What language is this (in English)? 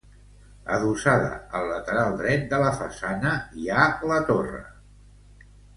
Catalan